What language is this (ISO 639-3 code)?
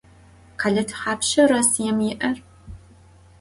ady